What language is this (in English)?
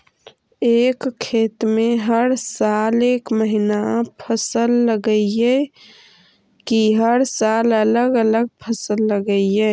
Magahi